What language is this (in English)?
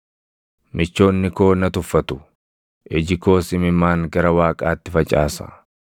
Oromo